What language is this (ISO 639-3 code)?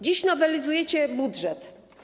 pol